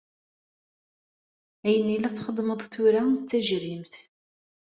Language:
Kabyle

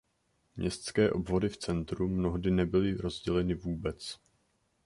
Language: Czech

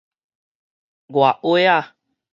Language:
Min Nan Chinese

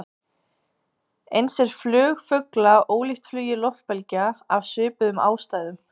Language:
Icelandic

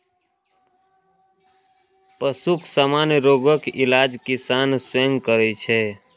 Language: Maithili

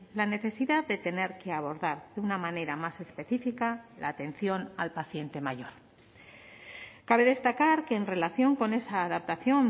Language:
Spanish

